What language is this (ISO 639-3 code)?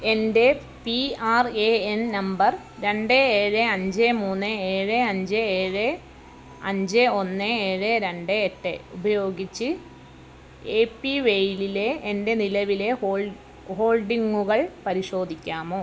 mal